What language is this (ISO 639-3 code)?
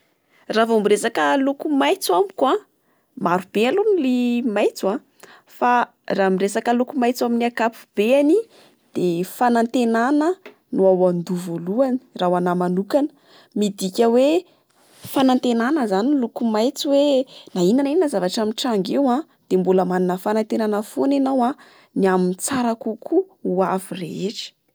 mlg